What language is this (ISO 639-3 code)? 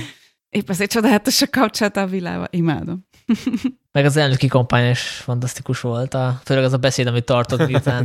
hun